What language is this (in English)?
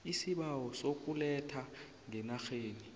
South Ndebele